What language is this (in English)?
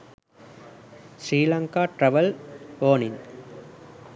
Sinhala